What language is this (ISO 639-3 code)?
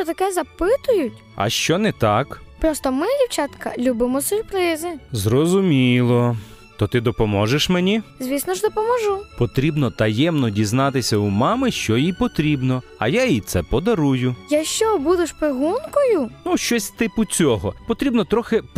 ukr